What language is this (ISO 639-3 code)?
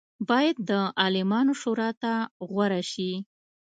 pus